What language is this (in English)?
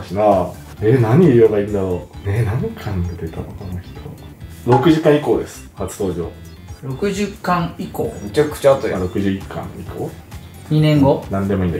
Japanese